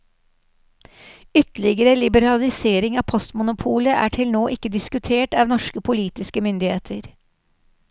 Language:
Norwegian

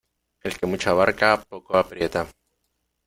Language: Spanish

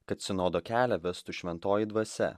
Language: Lithuanian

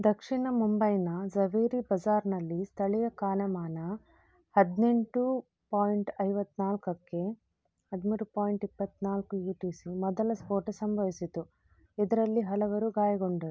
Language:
Kannada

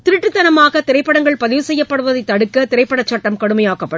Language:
Tamil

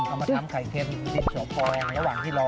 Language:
Thai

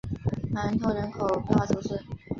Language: Chinese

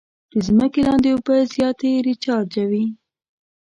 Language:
Pashto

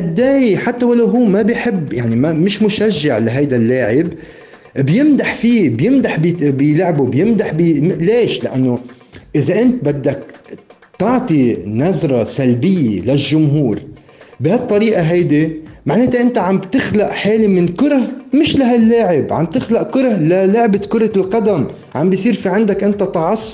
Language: Arabic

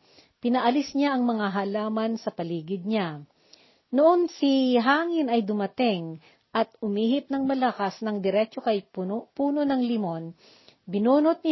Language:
Filipino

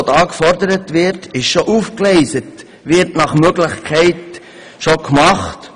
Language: Swiss German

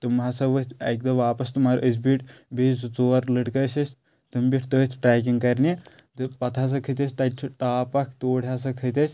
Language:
Kashmiri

